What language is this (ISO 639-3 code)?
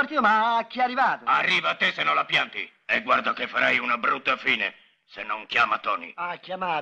ita